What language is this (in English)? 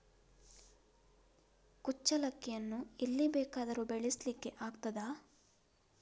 Kannada